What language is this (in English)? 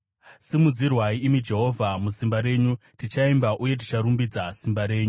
Shona